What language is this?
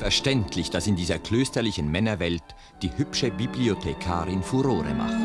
German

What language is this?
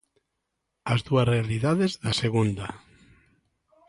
Galician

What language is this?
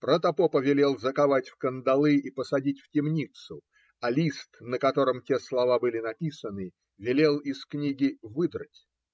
Russian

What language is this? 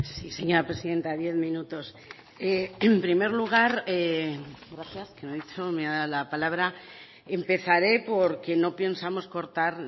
Spanish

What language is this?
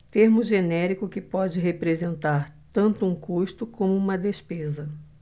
Portuguese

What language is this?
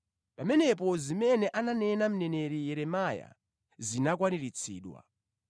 Nyanja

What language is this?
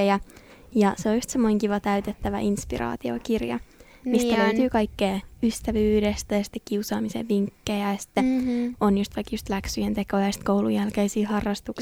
Finnish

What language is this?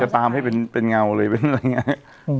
Thai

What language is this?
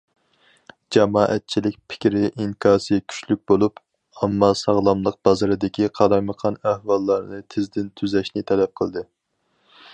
Uyghur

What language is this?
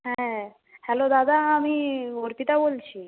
Bangla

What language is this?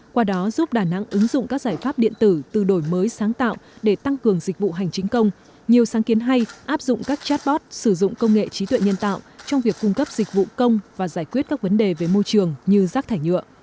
Vietnamese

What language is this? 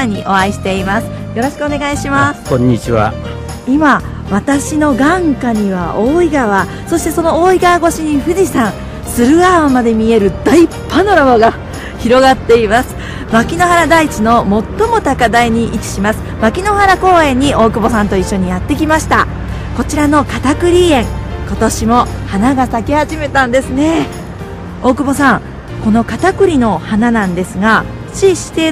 Japanese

